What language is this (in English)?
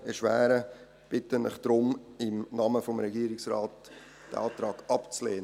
Swiss German